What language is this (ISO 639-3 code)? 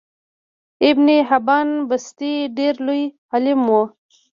pus